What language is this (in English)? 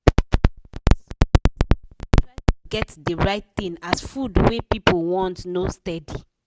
Nigerian Pidgin